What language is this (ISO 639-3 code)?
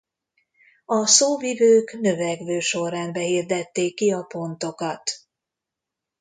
hun